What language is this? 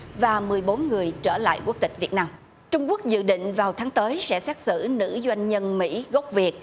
Vietnamese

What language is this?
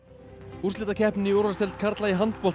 Icelandic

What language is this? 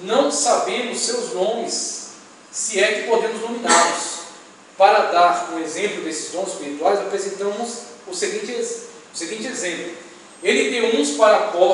Portuguese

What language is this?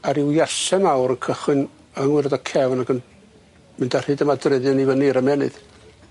Welsh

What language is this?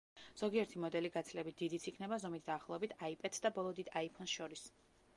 Georgian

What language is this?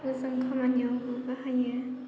Bodo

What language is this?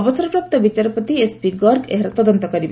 Odia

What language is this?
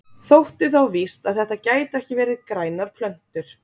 Icelandic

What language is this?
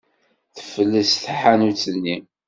Kabyle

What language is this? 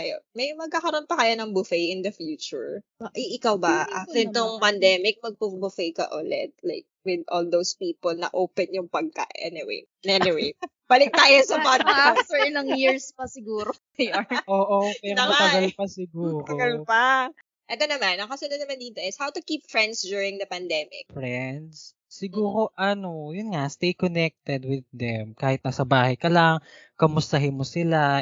Filipino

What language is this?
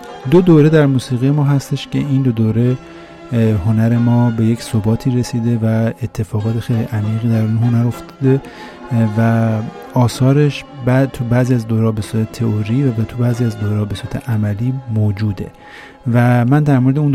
Persian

